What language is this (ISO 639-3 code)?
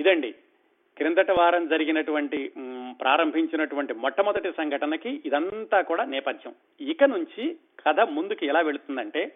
tel